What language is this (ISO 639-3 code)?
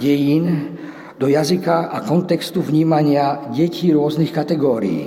slk